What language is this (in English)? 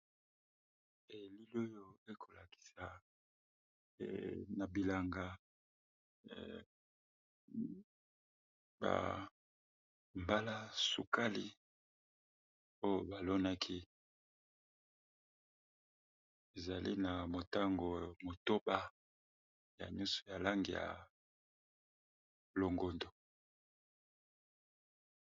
Lingala